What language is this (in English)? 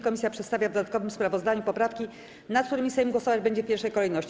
Polish